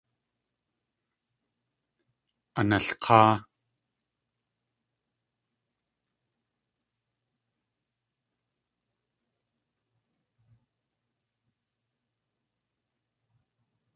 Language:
Tlingit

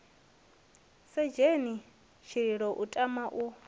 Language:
Venda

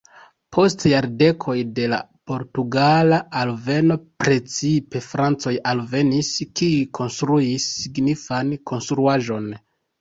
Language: Esperanto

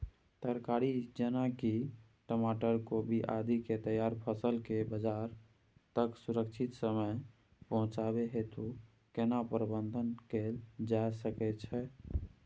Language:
Maithili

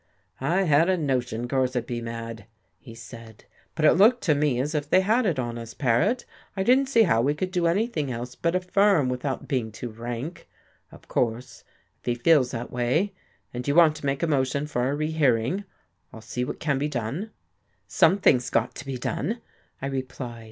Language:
English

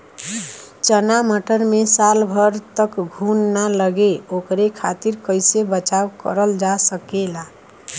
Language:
Bhojpuri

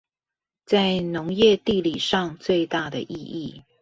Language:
Chinese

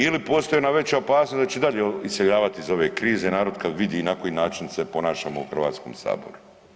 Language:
Croatian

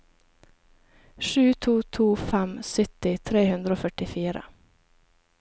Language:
Norwegian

